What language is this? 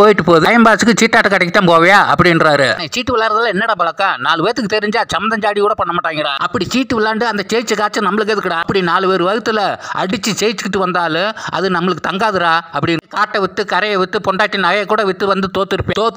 Romanian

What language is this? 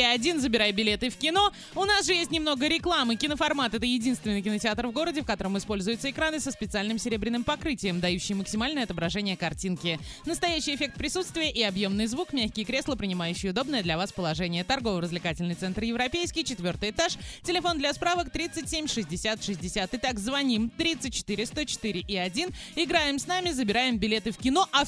Russian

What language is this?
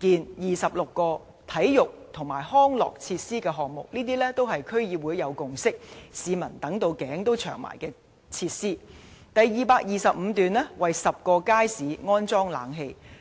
Cantonese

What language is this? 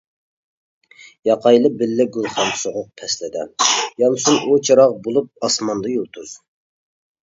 Uyghur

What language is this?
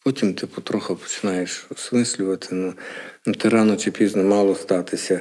Ukrainian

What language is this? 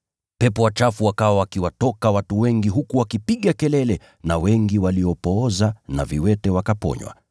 Swahili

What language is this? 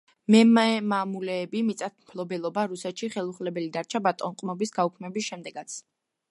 Georgian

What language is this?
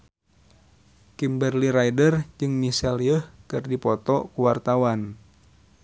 Sundanese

